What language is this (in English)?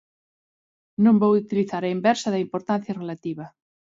Galician